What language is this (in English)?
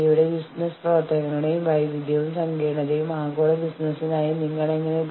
Malayalam